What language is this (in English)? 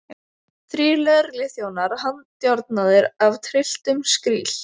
Icelandic